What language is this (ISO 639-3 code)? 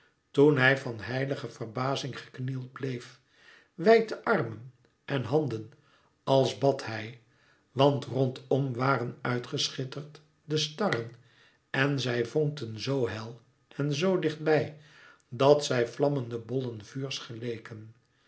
nld